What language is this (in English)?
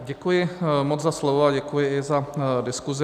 Czech